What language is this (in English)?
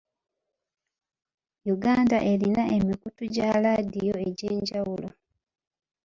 Ganda